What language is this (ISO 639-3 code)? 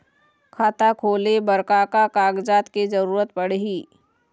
hne